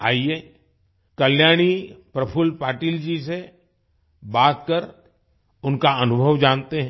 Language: Hindi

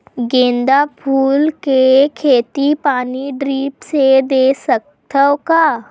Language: Chhattisgarhi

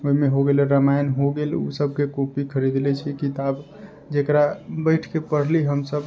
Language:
Maithili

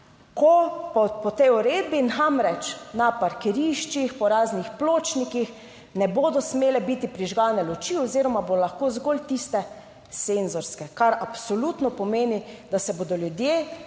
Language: Slovenian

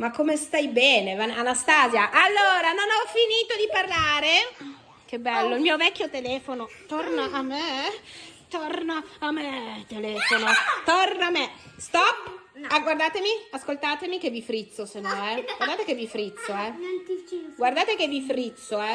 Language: Italian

